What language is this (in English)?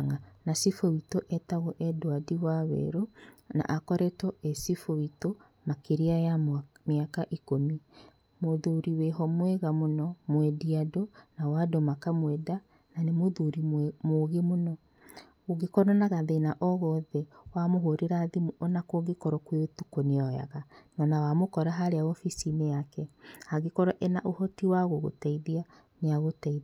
Kikuyu